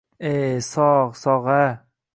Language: Uzbek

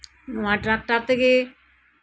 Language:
Santali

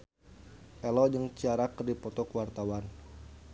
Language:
Sundanese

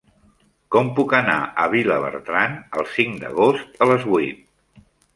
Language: Catalan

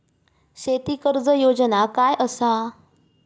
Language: Marathi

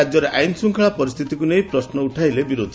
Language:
Odia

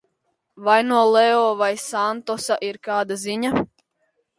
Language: Latvian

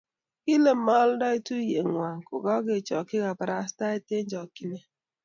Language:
Kalenjin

